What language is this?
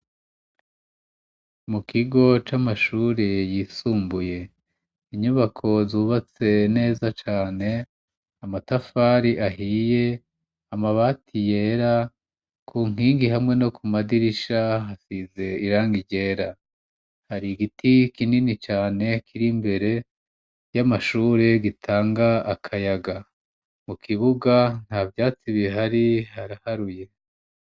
Rundi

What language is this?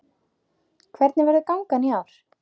Icelandic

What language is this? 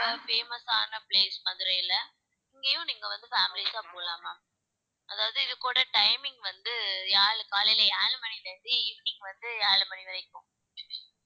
Tamil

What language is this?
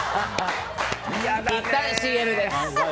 Japanese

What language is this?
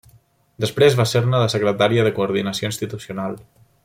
Catalan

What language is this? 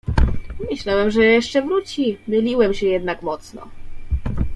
Polish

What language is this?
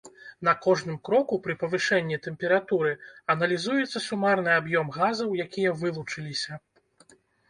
Belarusian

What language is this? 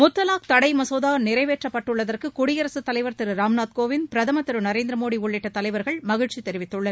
Tamil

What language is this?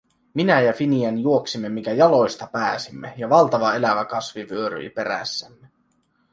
Finnish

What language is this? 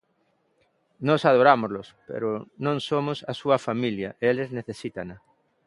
Galician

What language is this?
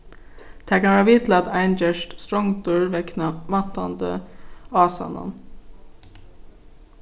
Faroese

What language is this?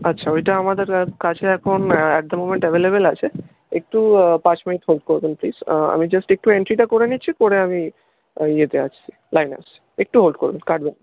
Bangla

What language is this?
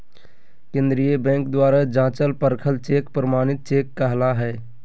Magahi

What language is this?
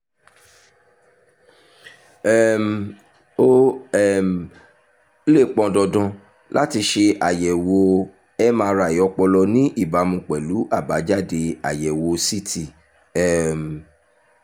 Yoruba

